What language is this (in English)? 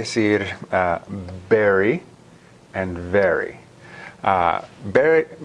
Spanish